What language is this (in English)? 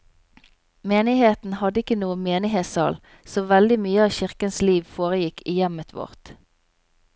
Norwegian